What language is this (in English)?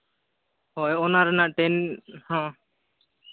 Santali